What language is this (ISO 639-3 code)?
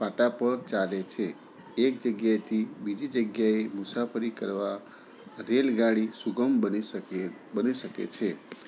guj